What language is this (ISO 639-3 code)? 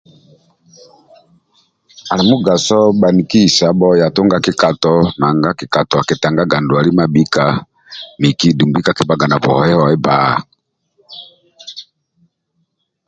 rwm